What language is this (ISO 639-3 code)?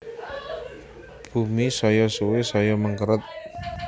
jav